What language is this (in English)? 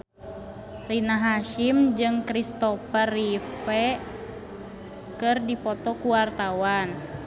Sundanese